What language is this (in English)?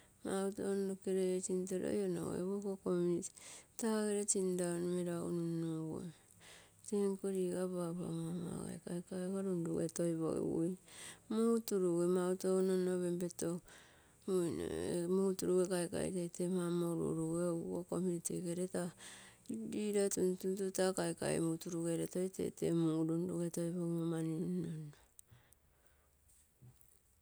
Terei